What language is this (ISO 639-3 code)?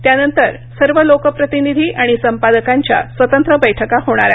mar